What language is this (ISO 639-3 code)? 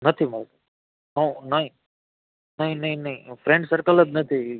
guj